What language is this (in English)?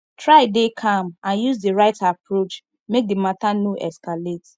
Nigerian Pidgin